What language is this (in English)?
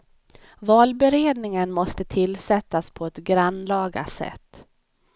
Swedish